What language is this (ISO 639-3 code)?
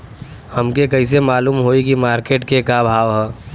bho